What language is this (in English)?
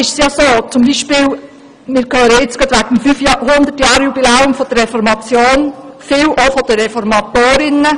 Swiss German